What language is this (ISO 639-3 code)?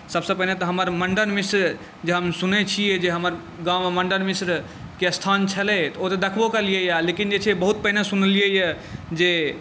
mai